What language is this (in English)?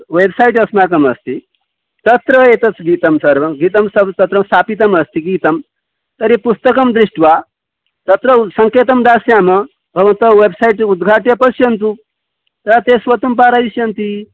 Sanskrit